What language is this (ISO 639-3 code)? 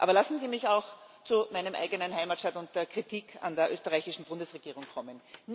deu